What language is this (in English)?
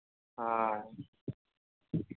Santali